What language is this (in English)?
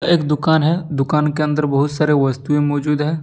Hindi